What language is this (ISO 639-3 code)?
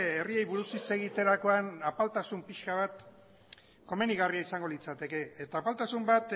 eus